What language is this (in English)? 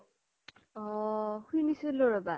Assamese